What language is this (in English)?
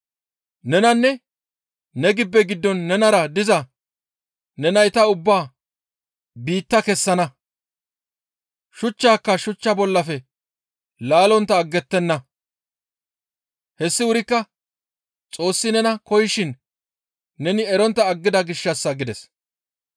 Gamo